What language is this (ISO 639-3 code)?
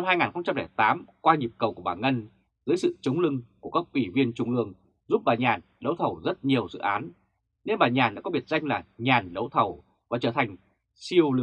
vie